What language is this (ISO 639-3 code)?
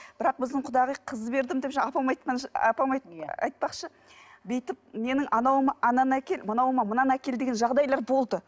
kaz